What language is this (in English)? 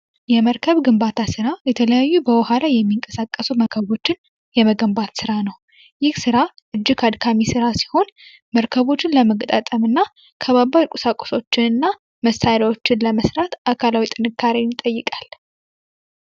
Amharic